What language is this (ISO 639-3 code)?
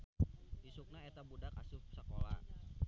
sun